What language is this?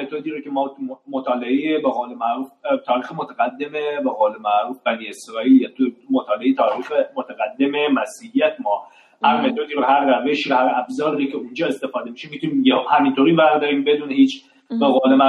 Persian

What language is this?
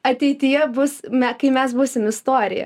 Lithuanian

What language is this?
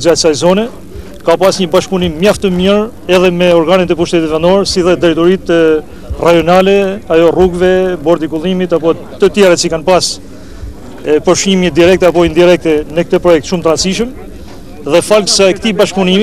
Romanian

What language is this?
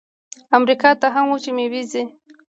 Pashto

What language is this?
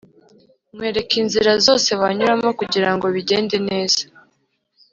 Kinyarwanda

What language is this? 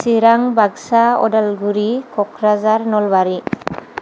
Bodo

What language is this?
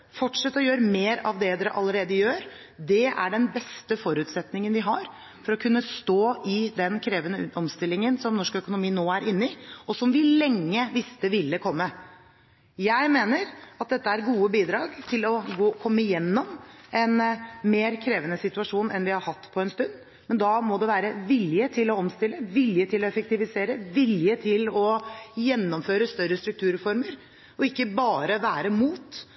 Norwegian Bokmål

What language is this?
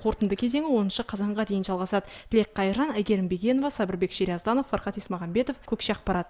Dutch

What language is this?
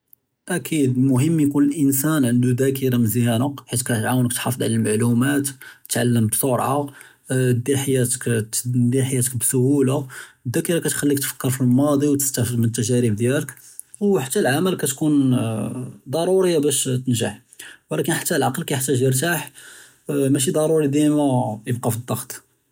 Judeo-Arabic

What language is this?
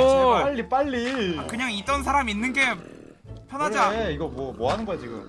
Korean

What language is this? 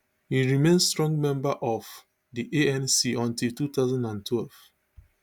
Nigerian Pidgin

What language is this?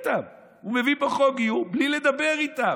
Hebrew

